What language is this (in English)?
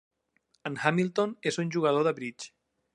Catalan